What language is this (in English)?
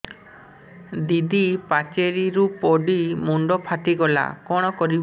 Odia